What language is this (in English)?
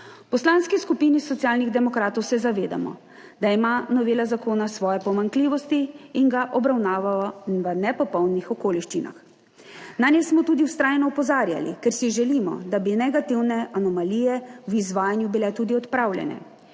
Slovenian